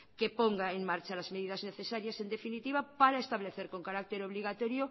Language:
Spanish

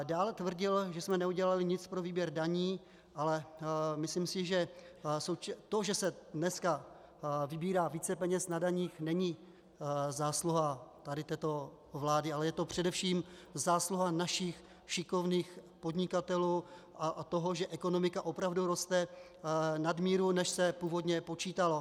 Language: Czech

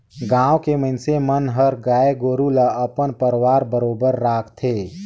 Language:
Chhattisgarhi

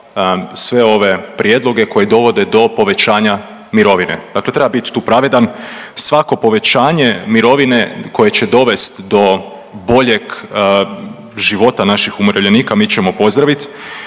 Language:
Croatian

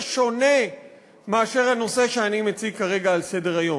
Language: Hebrew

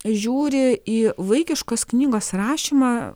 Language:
Lithuanian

